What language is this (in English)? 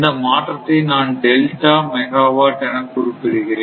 Tamil